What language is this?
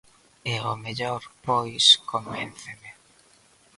Galician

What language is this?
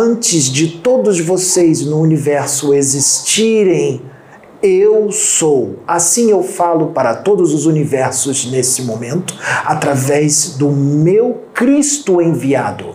Portuguese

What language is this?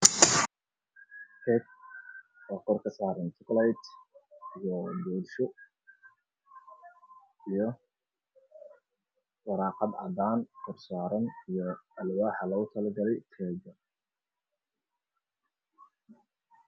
Somali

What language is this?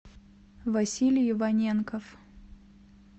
Russian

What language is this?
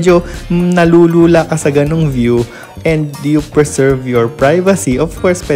Filipino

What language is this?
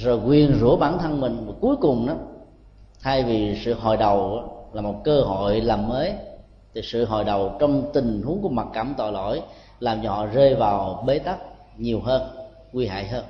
Vietnamese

